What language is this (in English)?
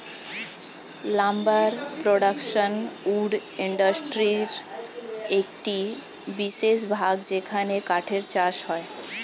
Bangla